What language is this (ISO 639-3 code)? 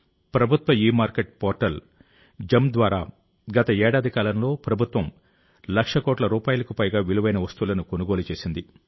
tel